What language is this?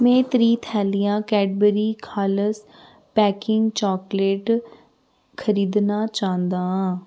Dogri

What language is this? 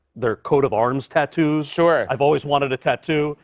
English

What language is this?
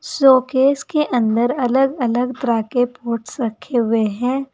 Hindi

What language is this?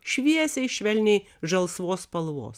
Lithuanian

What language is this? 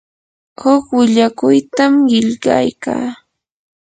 Yanahuanca Pasco Quechua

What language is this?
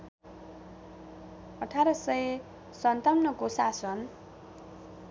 Nepali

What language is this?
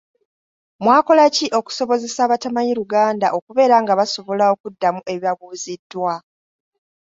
Ganda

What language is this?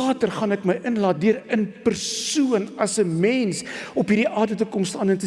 Dutch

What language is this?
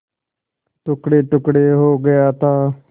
Hindi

